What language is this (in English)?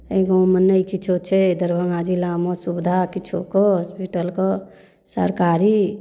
Maithili